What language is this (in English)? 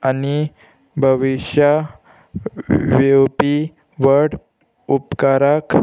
Konkani